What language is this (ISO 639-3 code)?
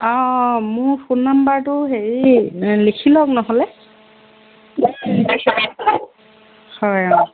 asm